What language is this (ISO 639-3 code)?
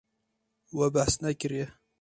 kur